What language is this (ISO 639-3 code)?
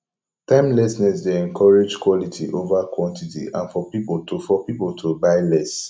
pcm